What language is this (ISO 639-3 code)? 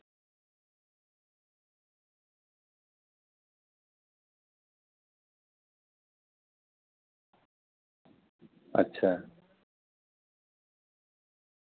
sat